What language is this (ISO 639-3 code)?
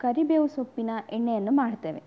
kan